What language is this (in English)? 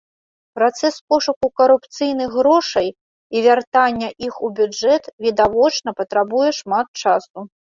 Belarusian